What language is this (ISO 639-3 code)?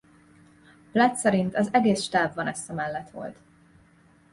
hun